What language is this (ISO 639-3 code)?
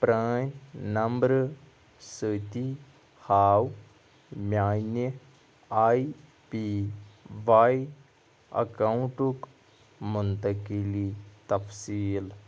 kas